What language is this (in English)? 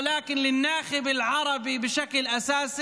Hebrew